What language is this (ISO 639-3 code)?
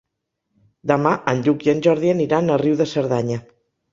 cat